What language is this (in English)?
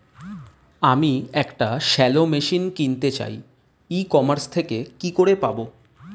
Bangla